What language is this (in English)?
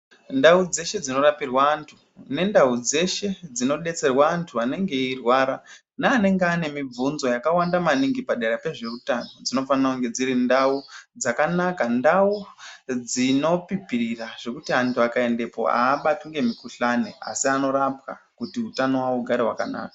Ndau